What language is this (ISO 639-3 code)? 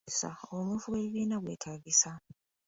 lug